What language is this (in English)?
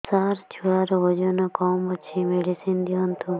Odia